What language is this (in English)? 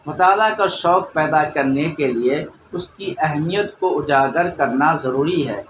Urdu